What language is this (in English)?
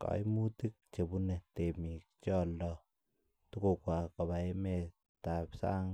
Kalenjin